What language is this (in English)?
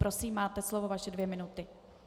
Czech